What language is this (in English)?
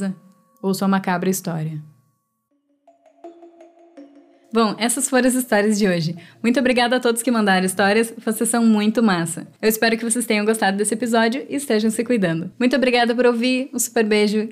Portuguese